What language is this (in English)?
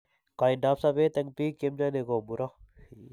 Kalenjin